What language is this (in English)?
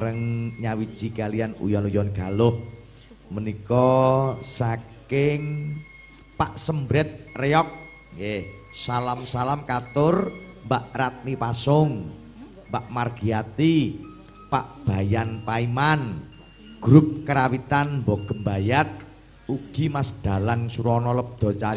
Indonesian